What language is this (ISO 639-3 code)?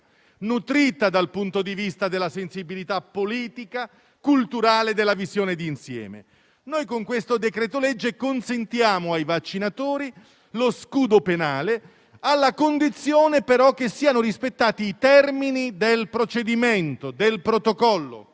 ita